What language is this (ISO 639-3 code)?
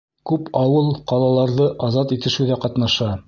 bak